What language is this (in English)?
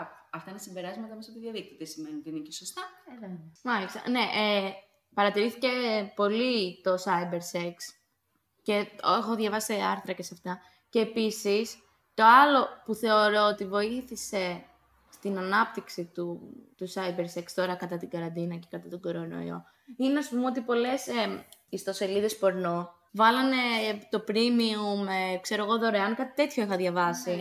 Greek